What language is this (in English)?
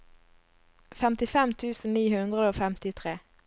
Norwegian